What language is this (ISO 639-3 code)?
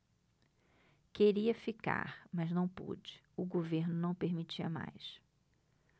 por